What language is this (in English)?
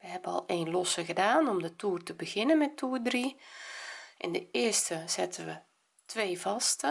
Dutch